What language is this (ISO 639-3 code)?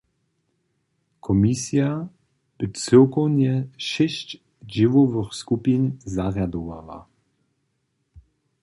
hsb